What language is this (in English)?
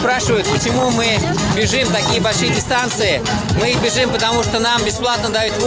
Russian